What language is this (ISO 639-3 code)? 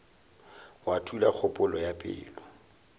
nso